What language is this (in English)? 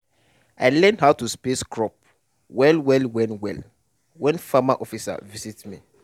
Nigerian Pidgin